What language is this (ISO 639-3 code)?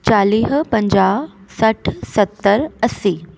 snd